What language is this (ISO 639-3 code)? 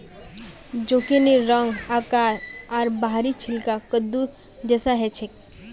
mag